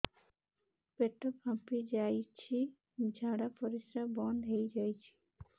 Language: Odia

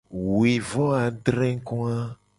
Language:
Gen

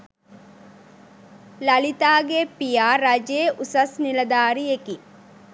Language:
Sinhala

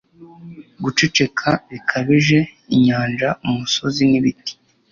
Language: Kinyarwanda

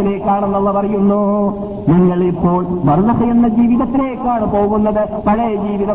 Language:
Malayalam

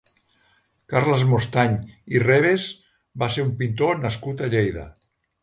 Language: Catalan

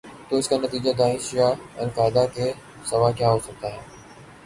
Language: Urdu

